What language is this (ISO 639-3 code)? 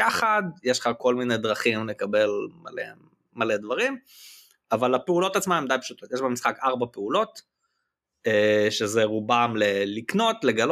heb